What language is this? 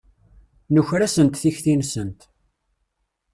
Kabyle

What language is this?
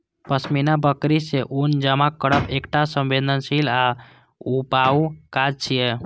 Maithili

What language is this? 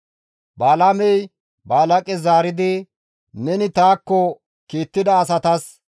Gamo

